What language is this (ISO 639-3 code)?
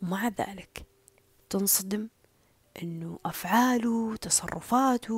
ara